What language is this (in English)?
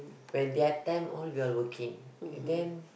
English